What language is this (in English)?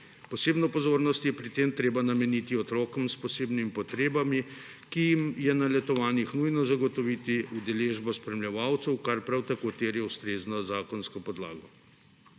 Slovenian